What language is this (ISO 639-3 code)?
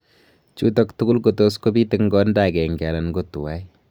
kln